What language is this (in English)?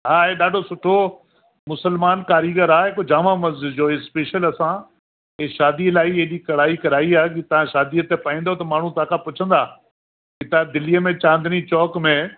Sindhi